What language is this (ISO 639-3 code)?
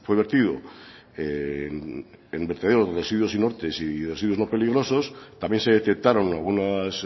spa